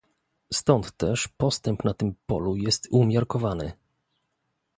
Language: Polish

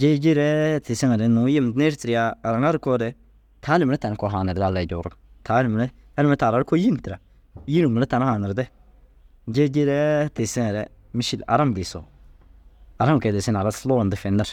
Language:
Dazaga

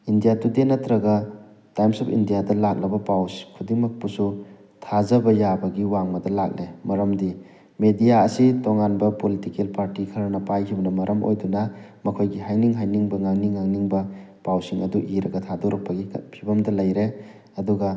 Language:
Manipuri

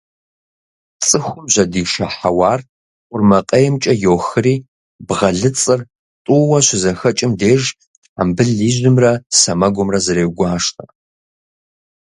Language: Kabardian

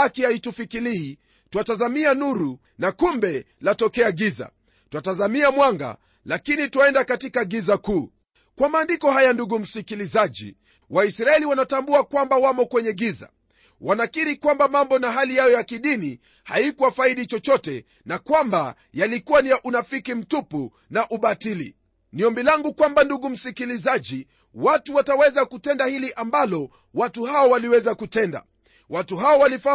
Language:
Swahili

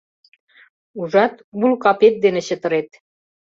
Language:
Mari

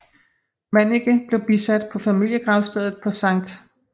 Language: Danish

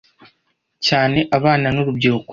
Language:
Kinyarwanda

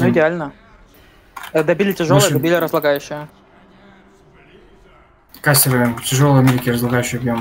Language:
Russian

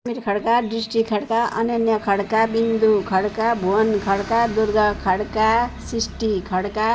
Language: Nepali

